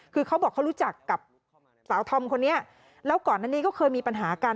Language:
Thai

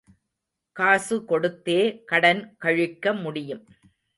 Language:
Tamil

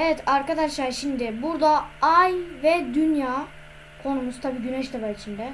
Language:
Turkish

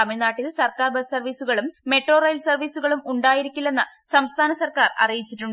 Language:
Malayalam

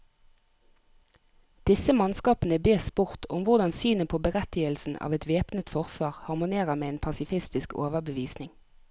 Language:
Norwegian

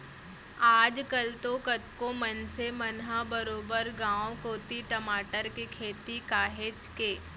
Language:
Chhattisgarhi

